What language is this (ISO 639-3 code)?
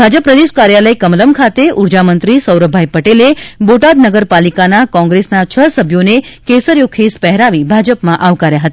guj